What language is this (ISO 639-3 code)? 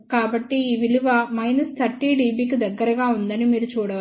tel